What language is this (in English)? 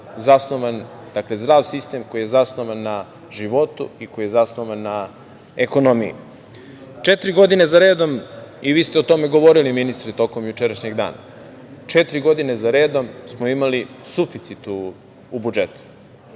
Serbian